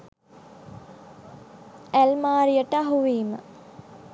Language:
Sinhala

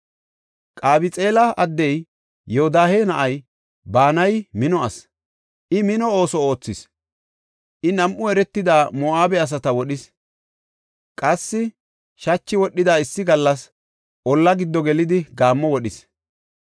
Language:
Gofa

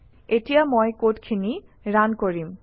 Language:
Assamese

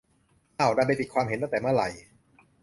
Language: Thai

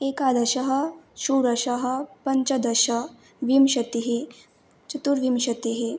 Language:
Sanskrit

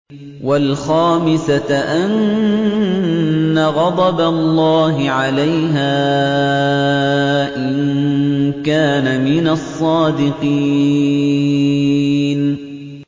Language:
Arabic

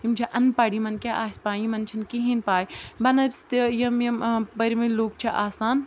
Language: Kashmiri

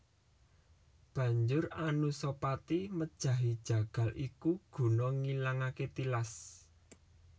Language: Javanese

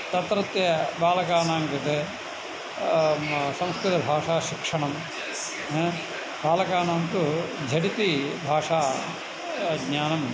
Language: Sanskrit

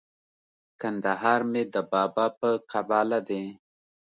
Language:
Pashto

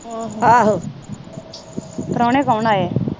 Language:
Punjabi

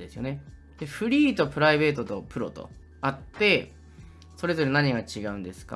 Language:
Japanese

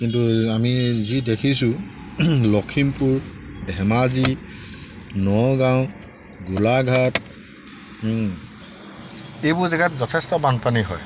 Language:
Assamese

